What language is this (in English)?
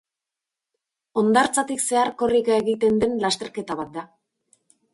Basque